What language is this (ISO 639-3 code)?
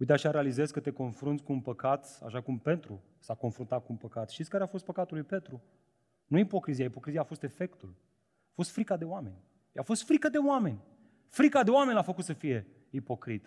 ron